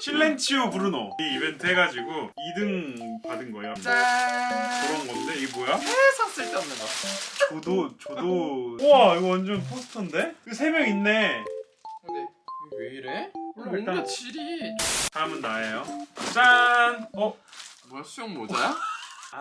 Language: Korean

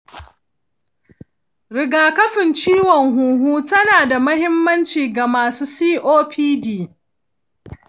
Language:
Hausa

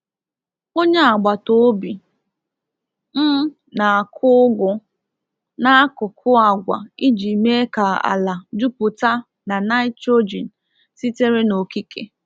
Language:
Igbo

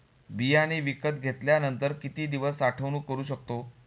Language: Marathi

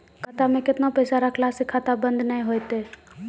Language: Maithili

